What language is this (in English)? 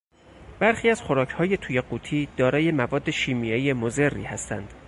Persian